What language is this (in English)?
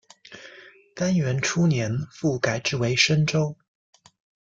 Chinese